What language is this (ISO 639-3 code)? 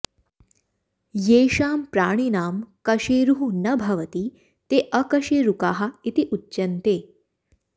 san